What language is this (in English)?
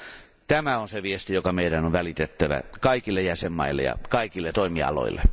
Finnish